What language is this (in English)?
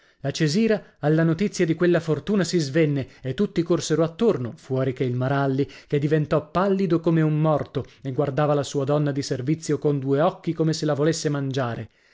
Italian